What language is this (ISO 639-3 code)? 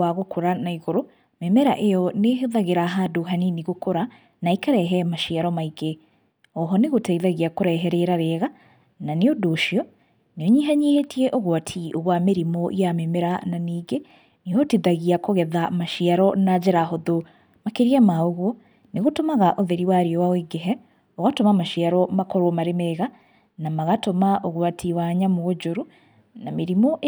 kik